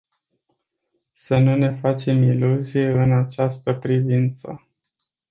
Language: Romanian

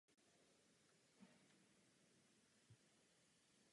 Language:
Czech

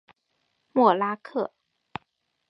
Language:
Chinese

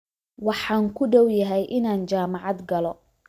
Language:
Somali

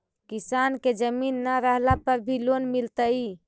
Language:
Magahi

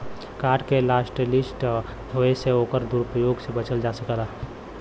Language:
Bhojpuri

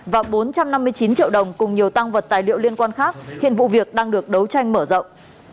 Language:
Vietnamese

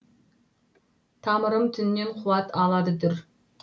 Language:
Kazakh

